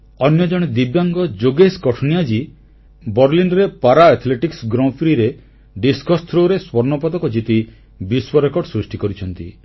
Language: Odia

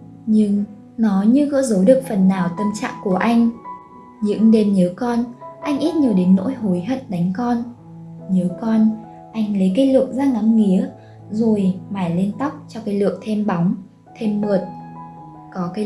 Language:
Vietnamese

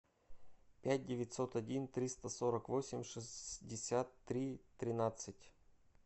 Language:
Russian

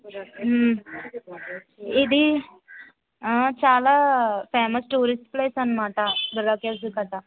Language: Telugu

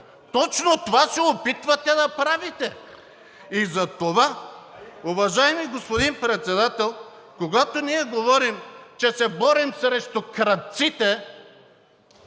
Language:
Bulgarian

